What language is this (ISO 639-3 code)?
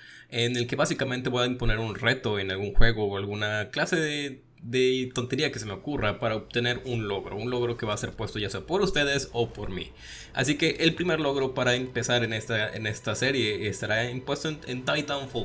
spa